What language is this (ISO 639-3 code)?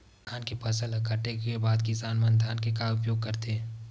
hne